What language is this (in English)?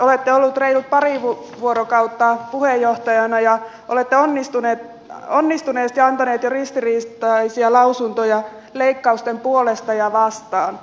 Finnish